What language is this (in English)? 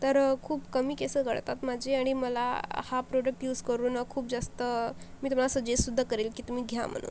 Marathi